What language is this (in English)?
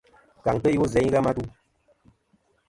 Kom